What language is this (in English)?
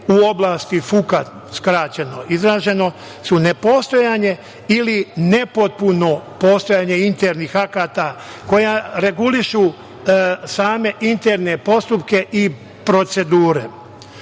Serbian